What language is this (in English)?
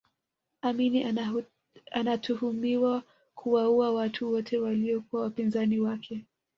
Swahili